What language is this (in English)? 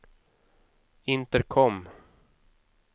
Swedish